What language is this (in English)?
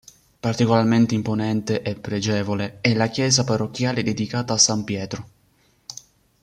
Italian